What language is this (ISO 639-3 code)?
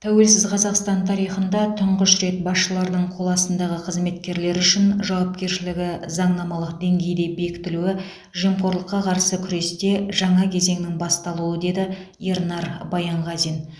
kaz